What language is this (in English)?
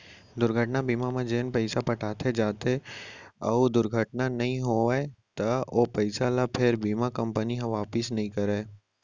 Chhattisgarhi